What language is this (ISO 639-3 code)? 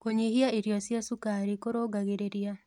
kik